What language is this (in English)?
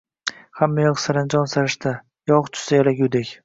Uzbek